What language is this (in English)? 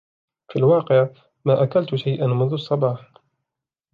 Arabic